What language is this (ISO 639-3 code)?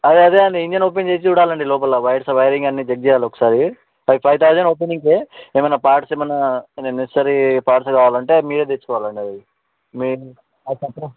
tel